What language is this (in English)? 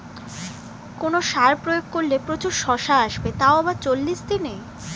Bangla